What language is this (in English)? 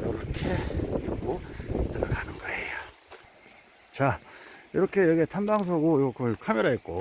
Korean